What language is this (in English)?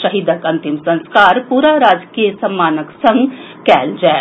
Maithili